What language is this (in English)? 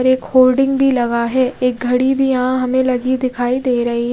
Hindi